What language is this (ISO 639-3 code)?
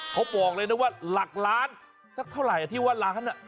tha